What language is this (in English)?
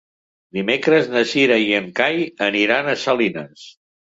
Catalan